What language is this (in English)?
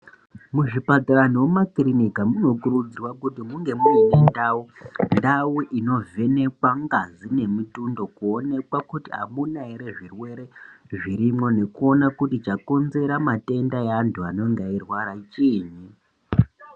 Ndau